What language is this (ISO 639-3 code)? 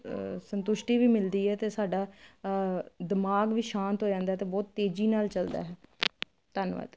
pan